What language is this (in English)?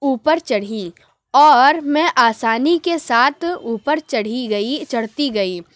Urdu